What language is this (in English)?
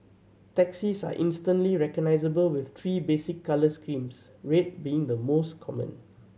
English